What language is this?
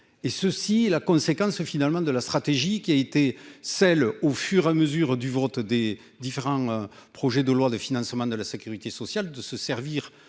French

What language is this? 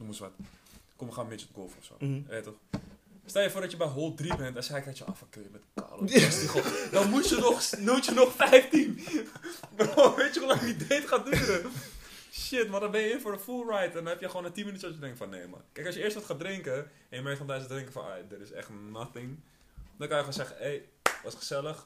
Dutch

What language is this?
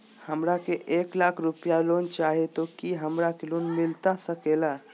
Magahi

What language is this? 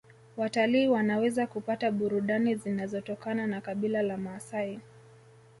Swahili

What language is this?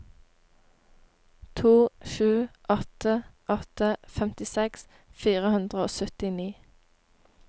Norwegian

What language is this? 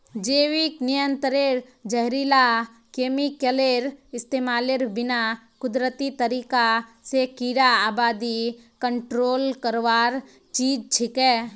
Magahi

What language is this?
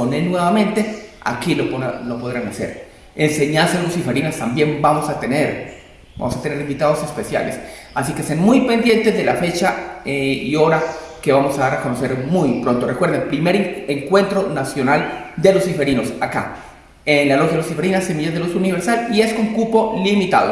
Spanish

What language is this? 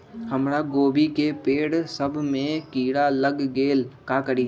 Magahi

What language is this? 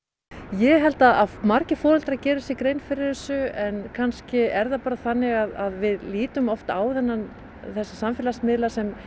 Icelandic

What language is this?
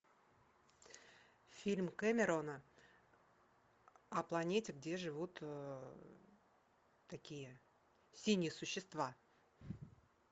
Russian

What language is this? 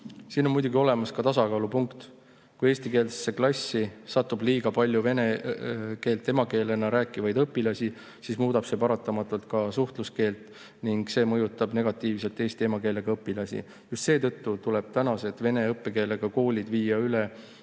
Estonian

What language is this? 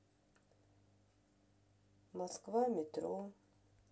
Russian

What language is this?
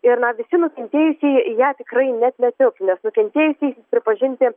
Lithuanian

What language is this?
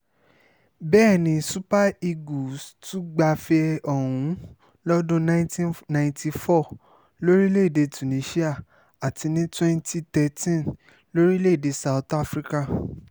Yoruba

